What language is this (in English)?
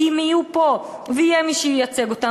Hebrew